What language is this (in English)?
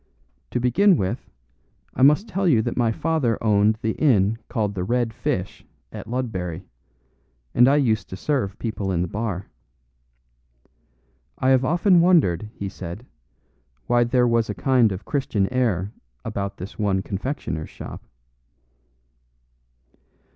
English